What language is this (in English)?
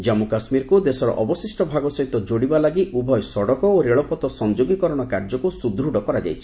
Odia